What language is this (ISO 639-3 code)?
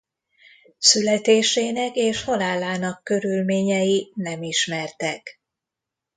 hun